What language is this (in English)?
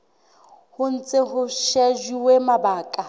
Southern Sotho